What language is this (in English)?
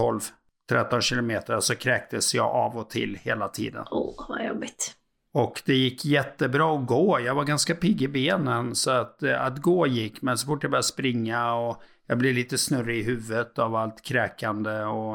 Swedish